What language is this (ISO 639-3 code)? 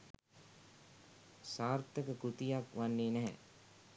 sin